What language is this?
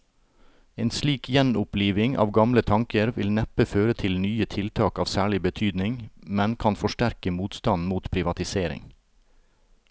Norwegian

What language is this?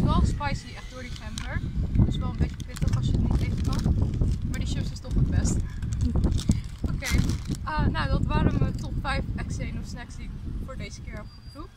Dutch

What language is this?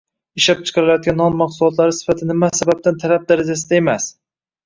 Uzbek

